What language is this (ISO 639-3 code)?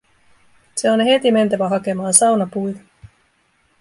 fin